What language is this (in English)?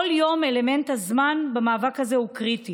Hebrew